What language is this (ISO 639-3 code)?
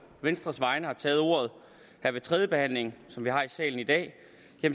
dan